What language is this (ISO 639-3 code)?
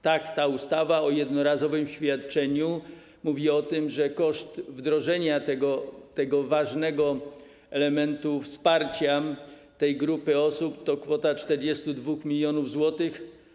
pol